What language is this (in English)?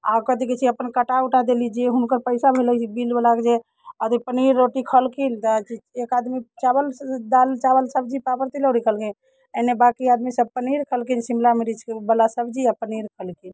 Maithili